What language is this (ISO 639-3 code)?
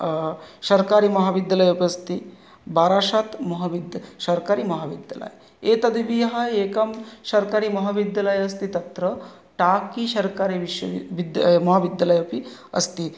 san